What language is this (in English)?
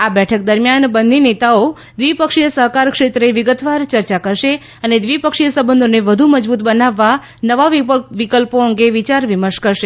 Gujarati